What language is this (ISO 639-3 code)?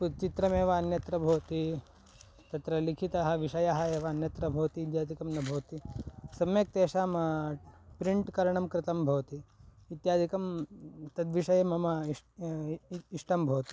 san